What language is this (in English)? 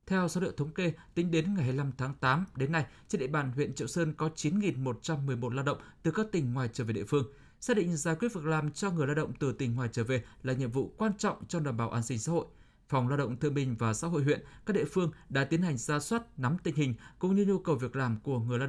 Vietnamese